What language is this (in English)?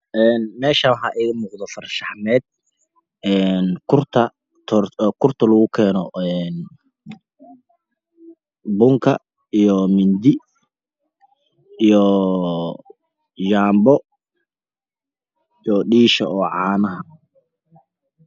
Somali